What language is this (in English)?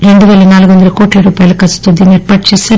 Telugu